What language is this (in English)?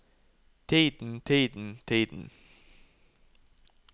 Norwegian